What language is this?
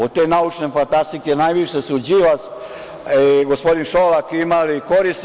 Serbian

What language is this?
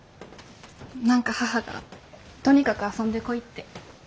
Japanese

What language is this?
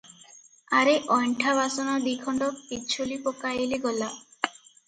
Odia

